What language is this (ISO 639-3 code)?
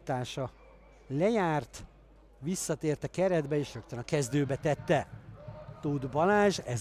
hun